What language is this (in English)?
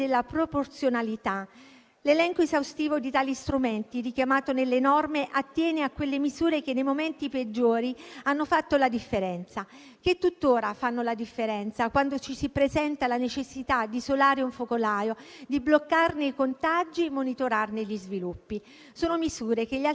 Italian